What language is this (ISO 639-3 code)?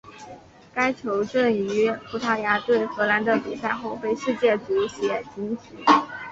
zho